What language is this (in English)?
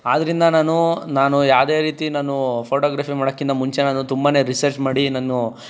Kannada